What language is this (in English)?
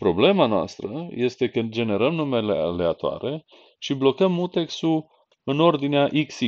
Romanian